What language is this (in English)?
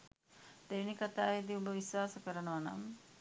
Sinhala